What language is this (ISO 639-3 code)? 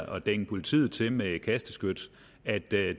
dan